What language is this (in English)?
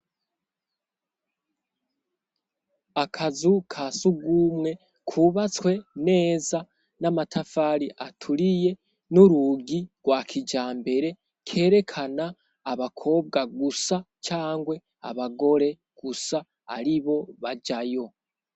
Rundi